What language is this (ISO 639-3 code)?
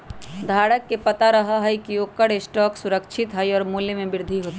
mag